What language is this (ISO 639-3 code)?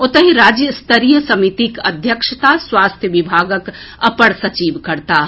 mai